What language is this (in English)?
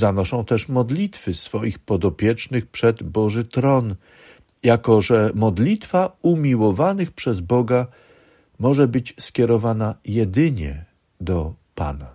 Polish